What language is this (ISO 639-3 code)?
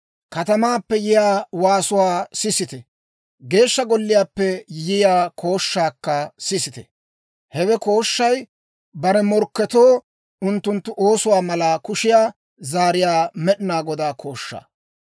dwr